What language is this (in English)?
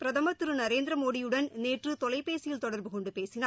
Tamil